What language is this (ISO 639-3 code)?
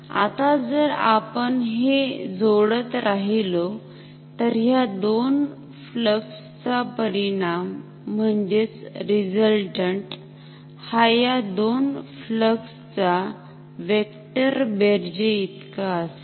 mar